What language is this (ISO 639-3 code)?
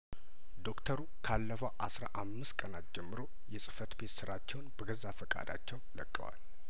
amh